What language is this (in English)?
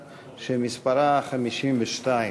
Hebrew